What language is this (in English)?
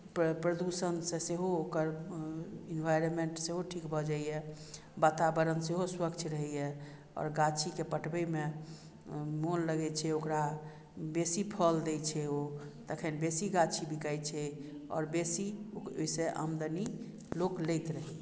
Maithili